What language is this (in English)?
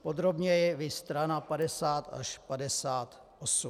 Czech